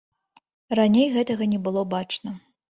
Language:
Belarusian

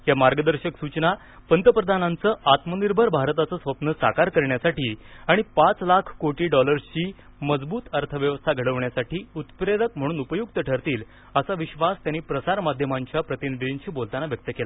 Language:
Marathi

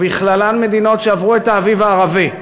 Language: Hebrew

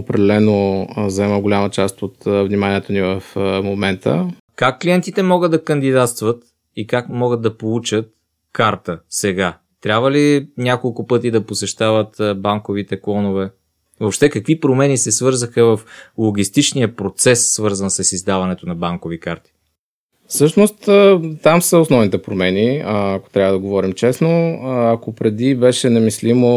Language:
Bulgarian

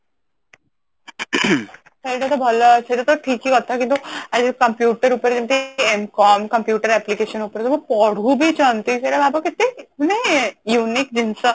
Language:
Odia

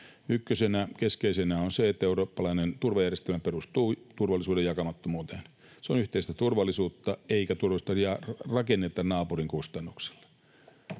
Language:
Finnish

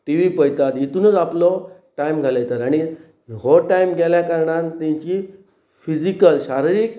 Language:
Konkani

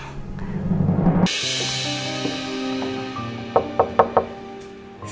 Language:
Indonesian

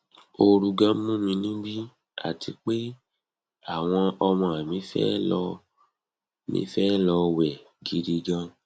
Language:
Yoruba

